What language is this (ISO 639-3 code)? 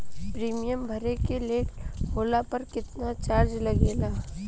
bho